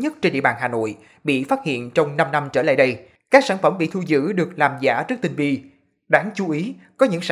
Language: Vietnamese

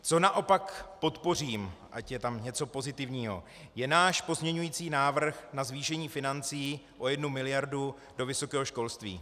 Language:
Czech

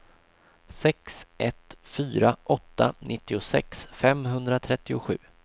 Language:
Swedish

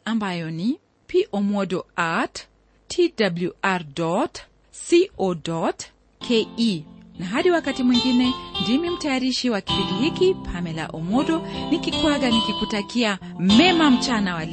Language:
Swahili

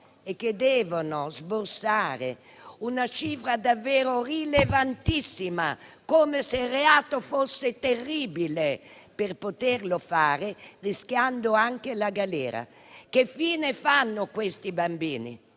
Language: Italian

